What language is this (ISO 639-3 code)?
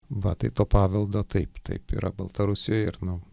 lit